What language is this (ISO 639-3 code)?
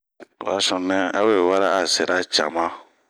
bmq